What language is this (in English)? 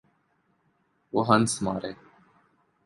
Urdu